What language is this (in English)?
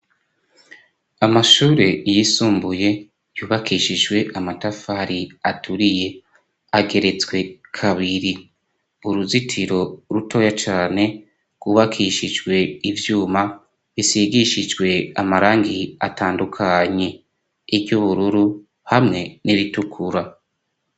Rundi